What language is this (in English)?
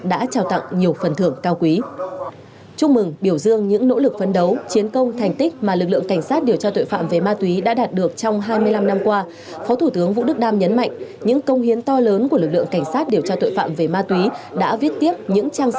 Vietnamese